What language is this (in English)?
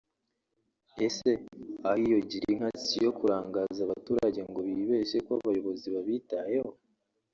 Kinyarwanda